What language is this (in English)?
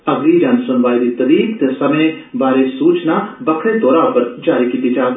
Dogri